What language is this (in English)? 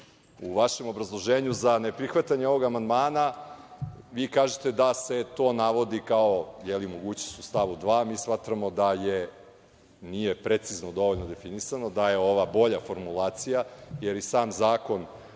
Serbian